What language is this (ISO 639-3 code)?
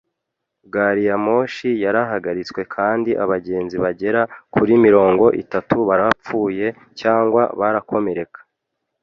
kin